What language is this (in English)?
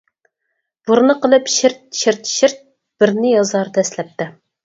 Uyghur